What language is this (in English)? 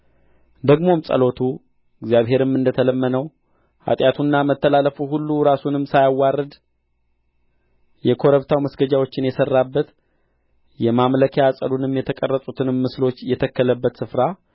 Amharic